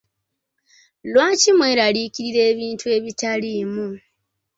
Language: Ganda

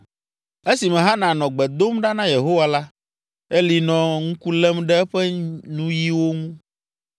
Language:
Ewe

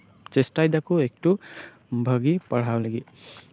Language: Santali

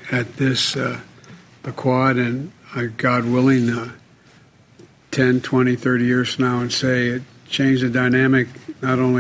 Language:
Filipino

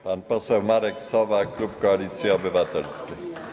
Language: Polish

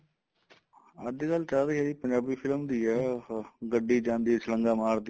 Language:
Punjabi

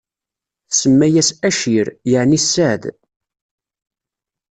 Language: Kabyle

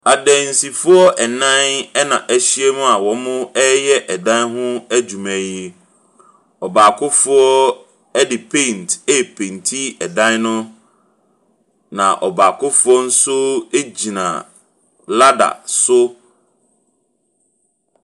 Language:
Akan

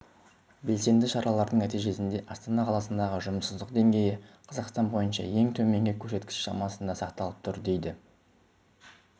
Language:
Kazakh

